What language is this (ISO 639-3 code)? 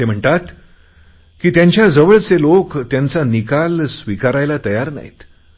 mar